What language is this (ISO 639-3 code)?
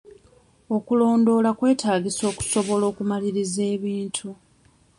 lug